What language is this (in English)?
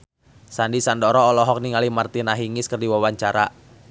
Sundanese